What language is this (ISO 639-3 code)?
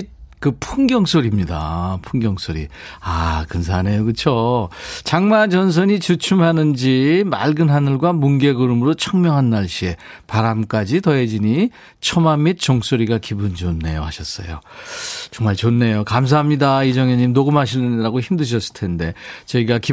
kor